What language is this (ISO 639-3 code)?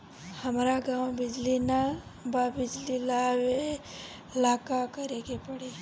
bho